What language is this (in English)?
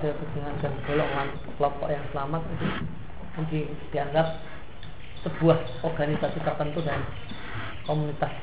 Indonesian